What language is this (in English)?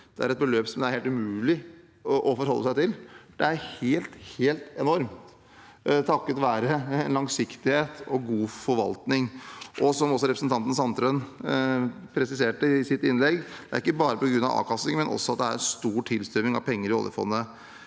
Norwegian